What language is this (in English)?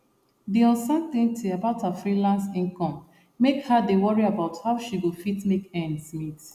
Nigerian Pidgin